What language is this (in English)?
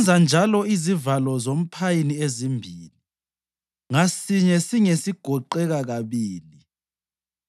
North Ndebele